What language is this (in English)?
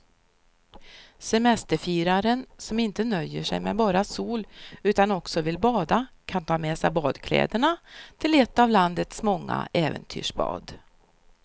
Swedish